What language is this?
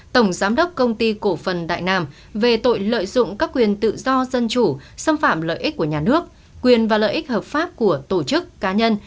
Vietnamese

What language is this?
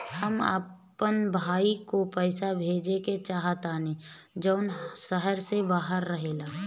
Bhojpuri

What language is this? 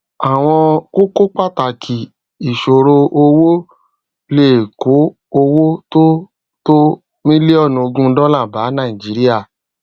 Yoruba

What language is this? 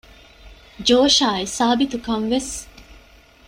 Divehi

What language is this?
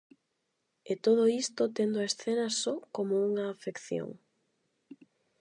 Galician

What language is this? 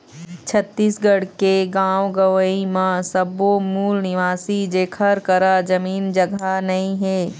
Chhattisgarhi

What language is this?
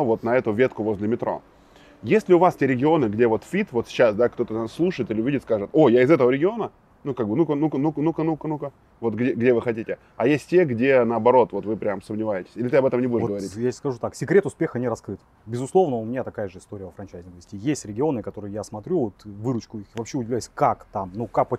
Russian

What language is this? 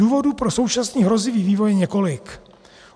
Czech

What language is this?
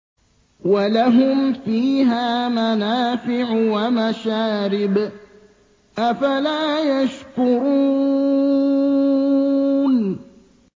Arabic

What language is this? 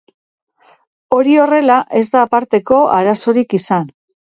Basque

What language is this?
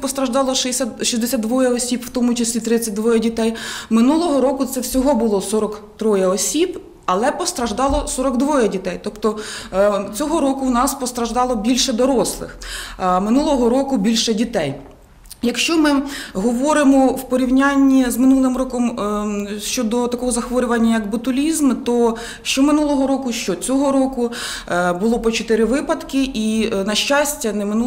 Ukrainian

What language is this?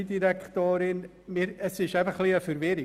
Swiss German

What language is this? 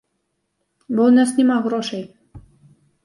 Belarusian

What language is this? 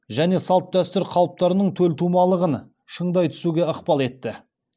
Kazakh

